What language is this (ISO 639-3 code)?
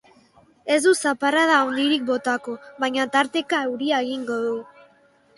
eus